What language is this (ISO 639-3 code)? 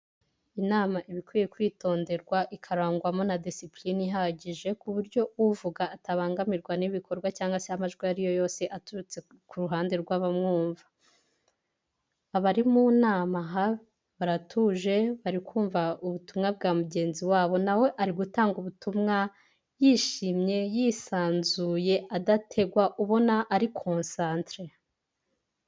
kin